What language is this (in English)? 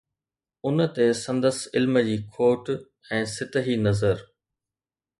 Sindhi